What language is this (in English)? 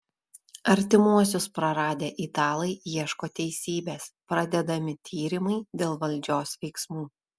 Lithuanian